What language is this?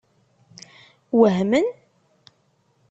Kabyle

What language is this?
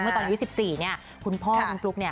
Thai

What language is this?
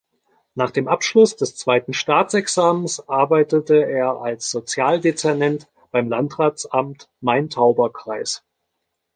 German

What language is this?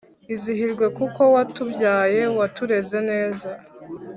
Kinyarwanda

